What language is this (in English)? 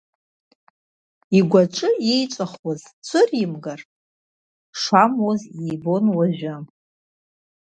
Abkhazian